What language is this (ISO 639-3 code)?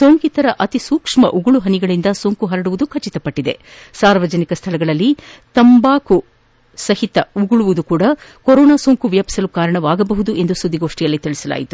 kan